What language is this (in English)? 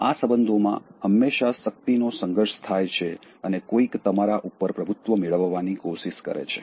Gujarati